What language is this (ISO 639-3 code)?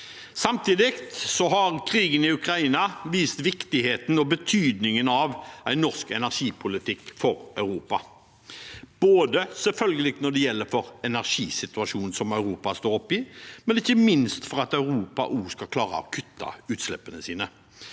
nor